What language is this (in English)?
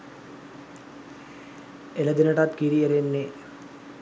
Sinhala